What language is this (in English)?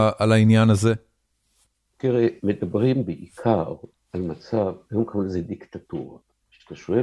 Hebrew